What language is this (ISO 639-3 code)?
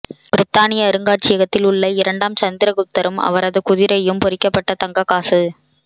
tam